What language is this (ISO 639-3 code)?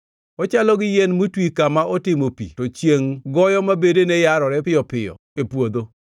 luo